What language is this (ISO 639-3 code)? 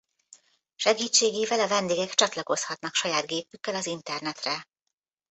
hun